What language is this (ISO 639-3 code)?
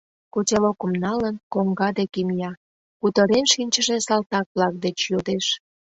chm